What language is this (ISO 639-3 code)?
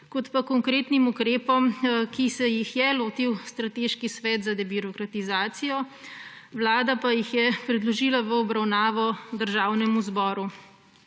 slv